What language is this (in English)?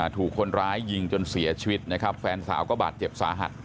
Thai